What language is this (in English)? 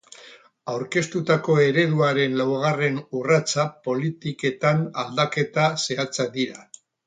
Basque